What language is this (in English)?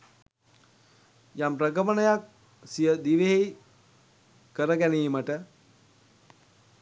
Sinhala